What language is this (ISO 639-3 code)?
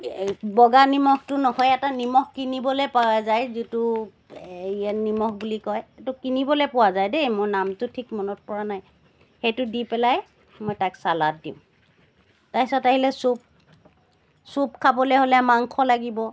asm